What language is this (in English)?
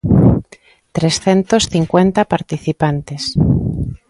Galician